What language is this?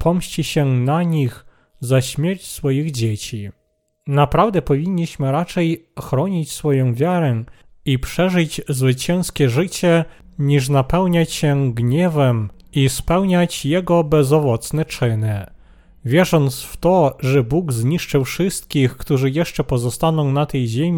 Polish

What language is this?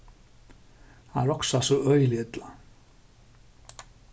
Faroese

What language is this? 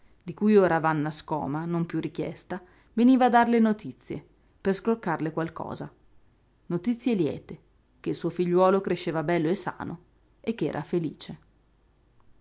Italian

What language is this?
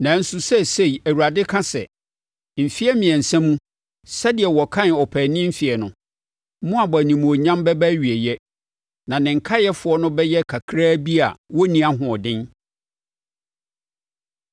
Akan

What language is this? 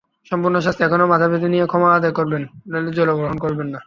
Bangla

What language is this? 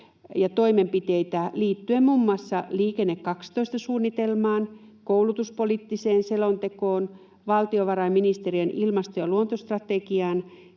Finnish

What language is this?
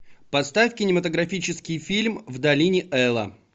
Russian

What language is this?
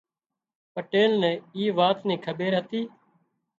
Wadiyara Koli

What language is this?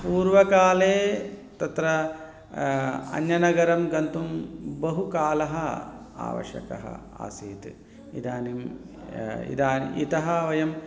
Sanskrit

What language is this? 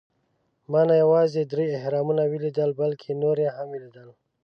Pashto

